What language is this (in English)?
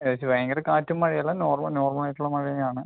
Malayalam